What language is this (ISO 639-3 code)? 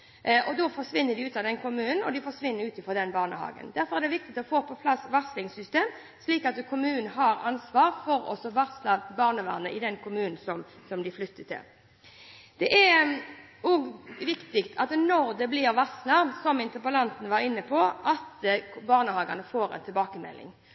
nob